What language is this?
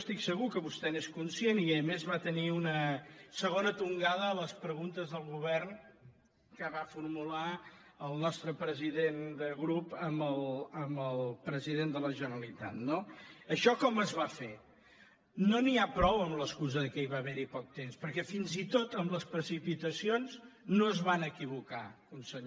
Catalan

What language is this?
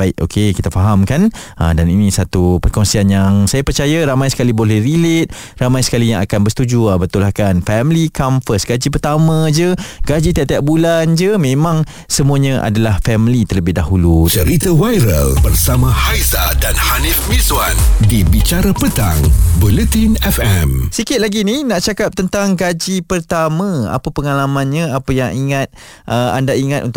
Malay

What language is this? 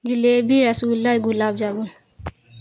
Urdu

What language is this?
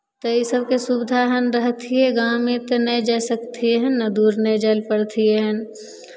Maithili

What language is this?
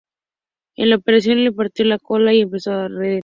Spanish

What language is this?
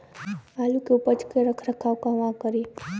Bhojpuri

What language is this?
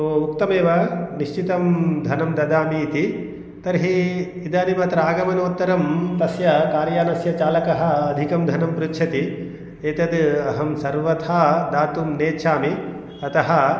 Sanskrit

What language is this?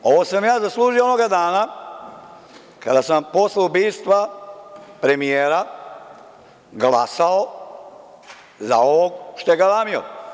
Serbian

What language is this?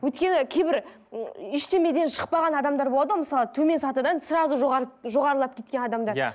Kazakh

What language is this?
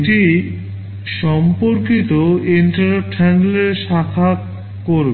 Bangla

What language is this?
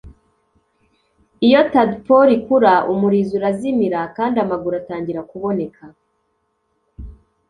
Kinyarwanda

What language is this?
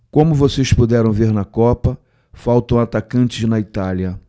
Portuguese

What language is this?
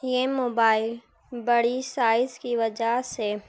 Urdu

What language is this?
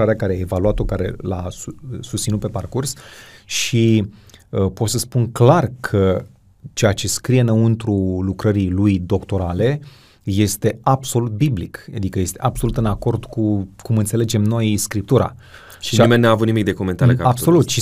Romanian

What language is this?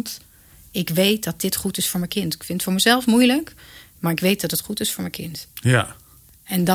Dutch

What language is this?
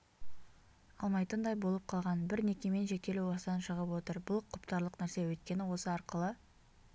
Kazakh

